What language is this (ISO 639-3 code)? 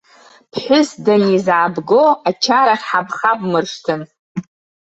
abk